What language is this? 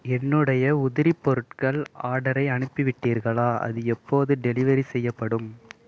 Tamil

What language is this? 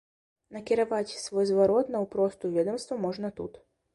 Belarusian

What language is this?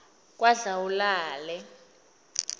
South Ndebele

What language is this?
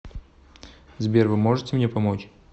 Russian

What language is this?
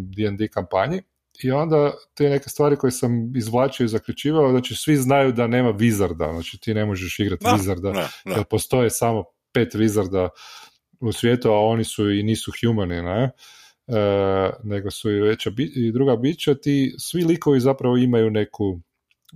Croatian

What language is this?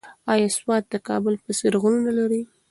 Pashto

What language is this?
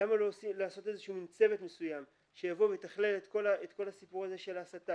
Hebrew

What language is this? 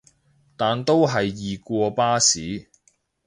Cantonese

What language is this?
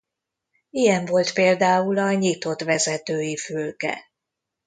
Hungarian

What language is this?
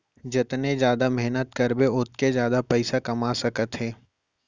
Chhattisgarhi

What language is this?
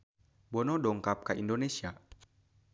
Sundanese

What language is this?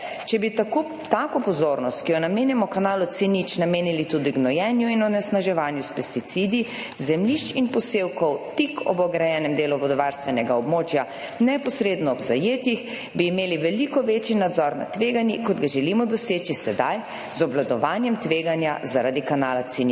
Slovenian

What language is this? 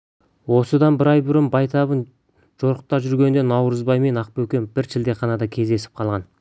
Kazakh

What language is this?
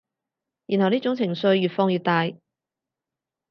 Cantonese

